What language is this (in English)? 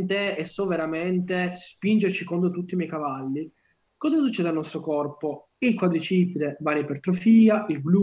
Italian